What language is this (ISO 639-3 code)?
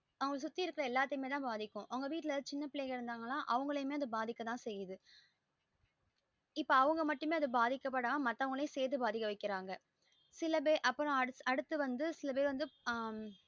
tam